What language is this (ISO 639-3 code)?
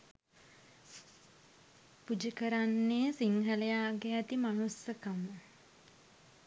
sin